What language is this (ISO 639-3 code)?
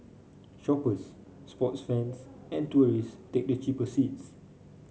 eng